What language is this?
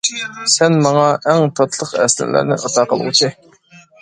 Uyghur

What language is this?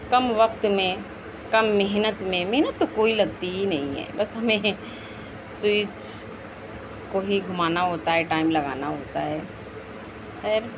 Urdu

